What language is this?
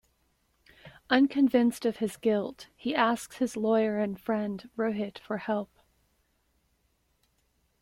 English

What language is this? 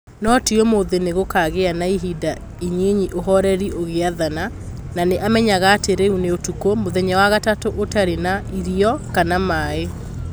Kikuyu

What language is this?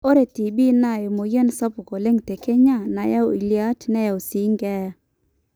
Masai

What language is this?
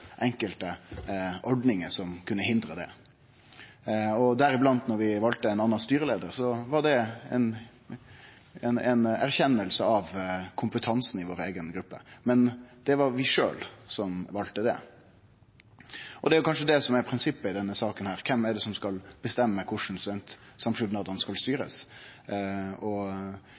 Norwegian Nynorsk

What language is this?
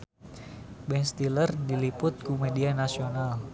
Sundanese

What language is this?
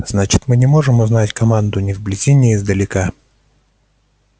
Russian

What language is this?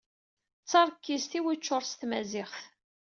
Kabyle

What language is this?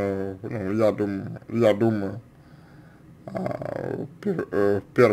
Russian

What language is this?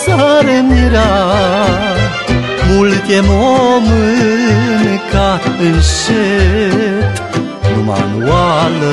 Romanian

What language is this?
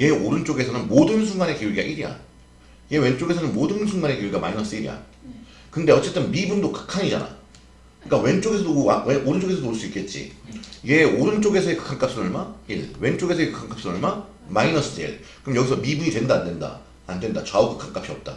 Korean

